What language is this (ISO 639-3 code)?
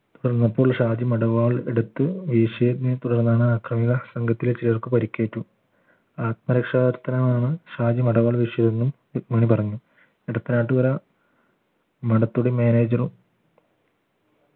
mal